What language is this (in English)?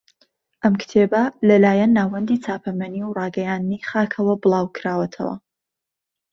Central Kurdish